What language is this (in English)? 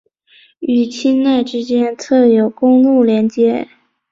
Chinese